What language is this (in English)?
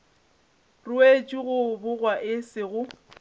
Northern Sotho